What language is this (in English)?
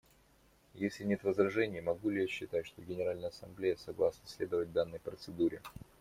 Russian